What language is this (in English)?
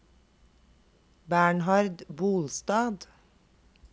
Norwegian